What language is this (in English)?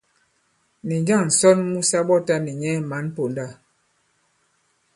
Bankon